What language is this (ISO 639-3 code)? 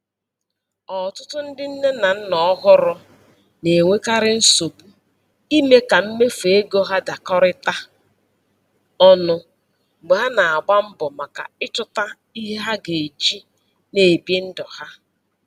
ibo